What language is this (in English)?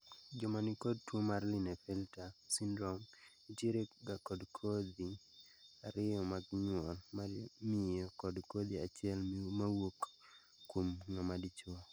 Luo (Kenya and Tanzania)